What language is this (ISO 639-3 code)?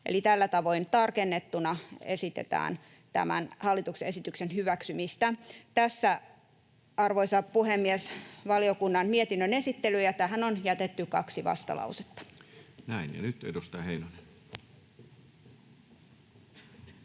fin